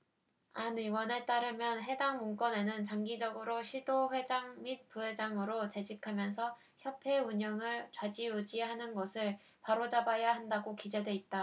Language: Korean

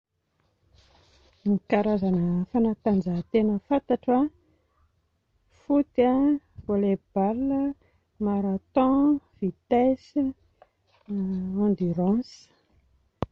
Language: Malagasy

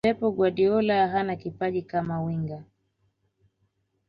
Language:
Swahili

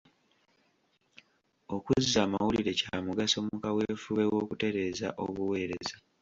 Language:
Ganda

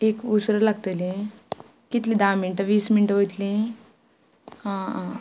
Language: Konkani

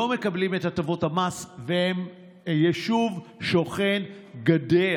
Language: Hebrew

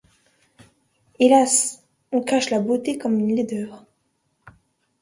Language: French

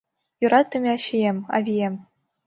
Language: Mari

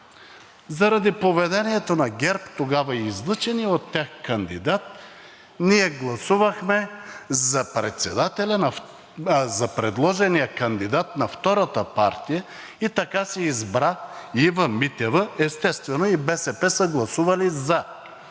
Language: Bulgarian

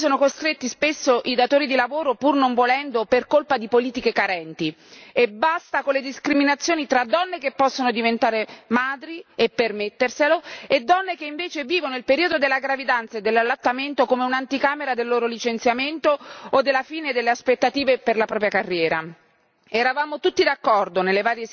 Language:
Italian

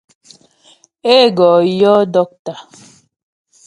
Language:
Ghomala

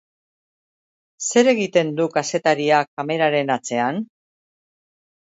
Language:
Basque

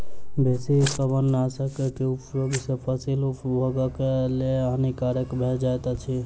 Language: Maithili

